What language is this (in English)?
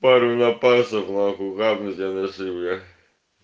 Russian